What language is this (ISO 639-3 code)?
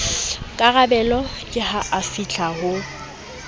sot